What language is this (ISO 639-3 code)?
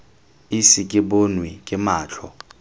tsn